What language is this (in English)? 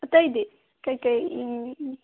Manipuri